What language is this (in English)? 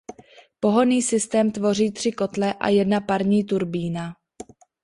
Czech